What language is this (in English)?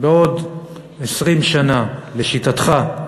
Hebrew